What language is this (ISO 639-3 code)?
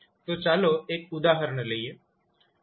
guj